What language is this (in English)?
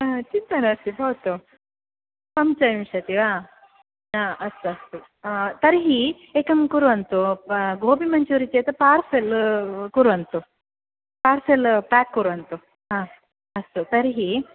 Sanskrit